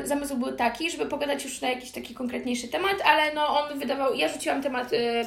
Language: Polish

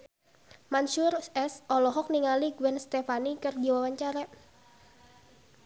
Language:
Sundanese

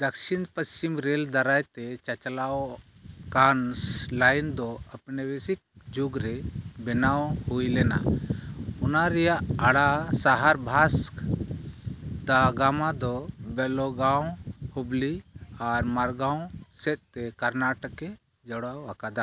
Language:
Santali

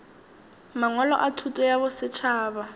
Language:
Northern Sotho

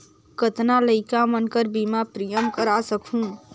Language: Chhattisgarhi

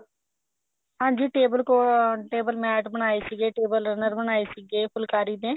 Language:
Punjabi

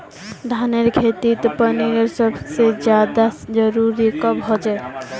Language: Magahi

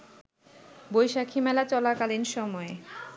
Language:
Bangla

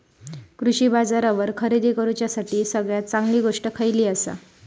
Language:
Marathi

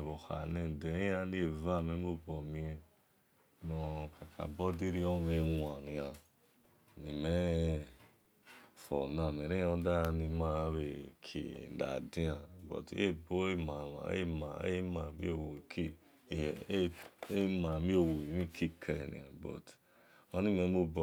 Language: Esan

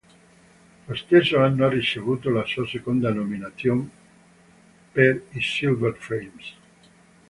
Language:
Italian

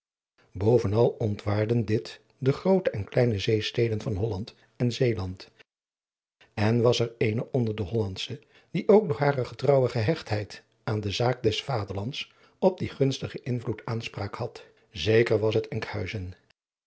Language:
Dutch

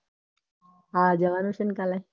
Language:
Gujarati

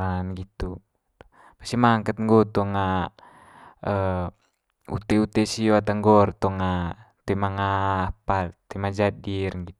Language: Manggarai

